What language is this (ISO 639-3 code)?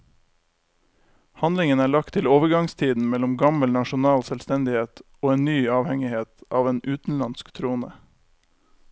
nor